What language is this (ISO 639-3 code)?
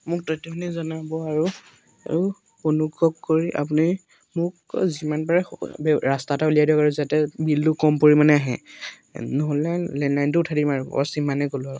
asm